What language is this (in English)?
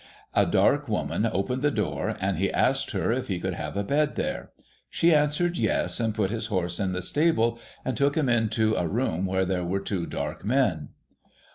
English